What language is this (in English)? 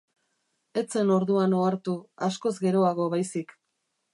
Basque